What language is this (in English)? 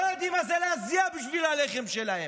Hebrew